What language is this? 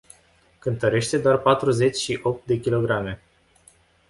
Romanian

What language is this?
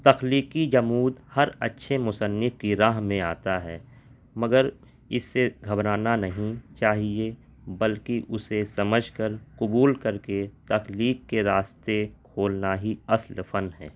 Urdu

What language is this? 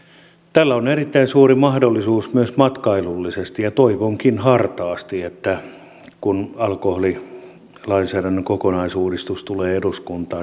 Finnish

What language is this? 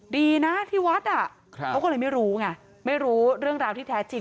Thai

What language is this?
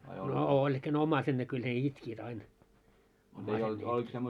Finnish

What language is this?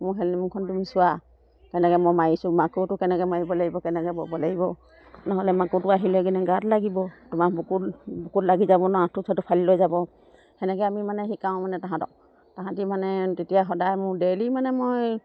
Assamese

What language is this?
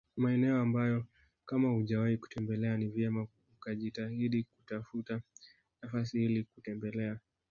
Swahili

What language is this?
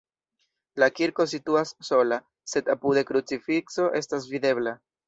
Esperanto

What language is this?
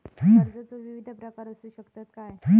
Marathi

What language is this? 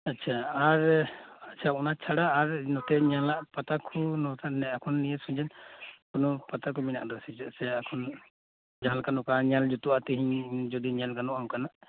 Santali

